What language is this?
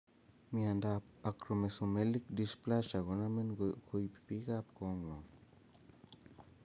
Kalenjin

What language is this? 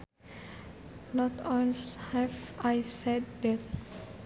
Sundanese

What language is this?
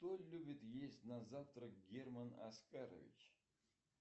Russian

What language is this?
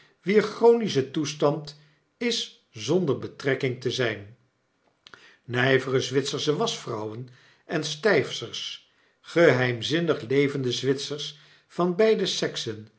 Dutch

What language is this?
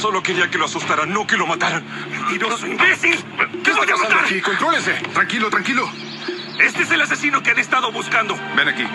Spanish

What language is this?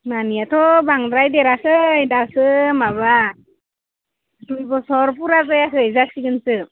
Bodo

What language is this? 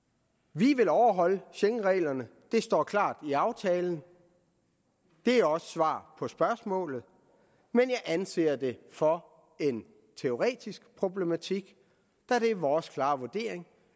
Danish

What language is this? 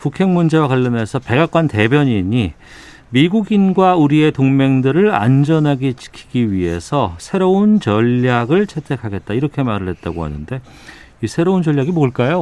Korean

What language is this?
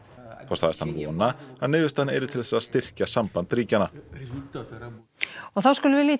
Icelandic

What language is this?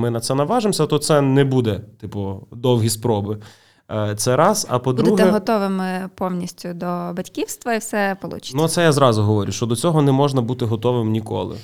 Ukrainian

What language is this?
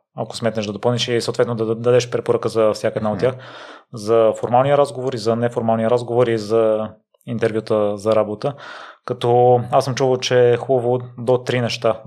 Bulgarian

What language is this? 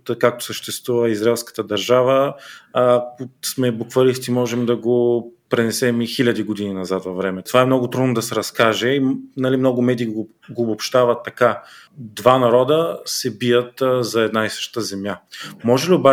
Bulgarian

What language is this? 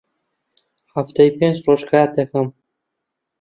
Central Kurdish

